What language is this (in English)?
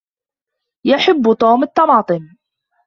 Arabic